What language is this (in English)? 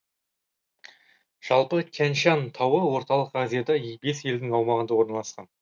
Kazakh